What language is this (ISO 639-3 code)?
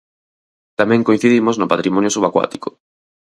glg